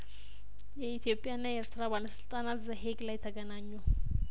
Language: Amharic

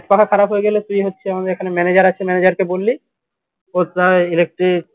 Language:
Bangla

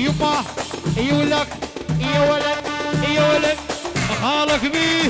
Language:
Arabic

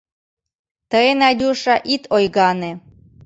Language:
Mari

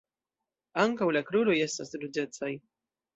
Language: Esperanto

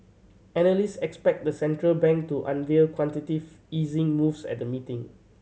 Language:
English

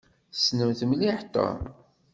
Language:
Kabyle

